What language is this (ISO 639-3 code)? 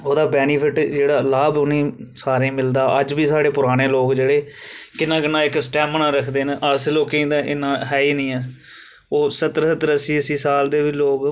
doi